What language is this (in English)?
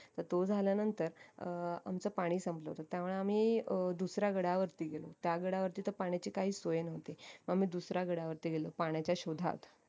Marathi